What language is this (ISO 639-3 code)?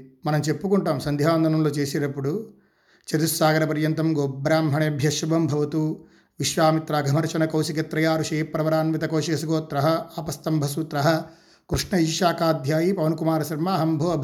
tel